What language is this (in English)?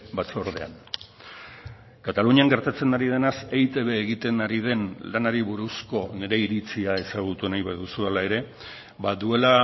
Basque